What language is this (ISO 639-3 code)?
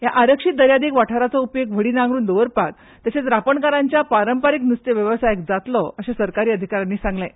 kok